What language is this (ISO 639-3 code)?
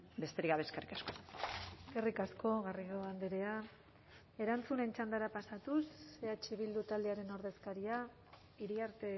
eus